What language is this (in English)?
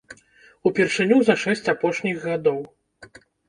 Belarusian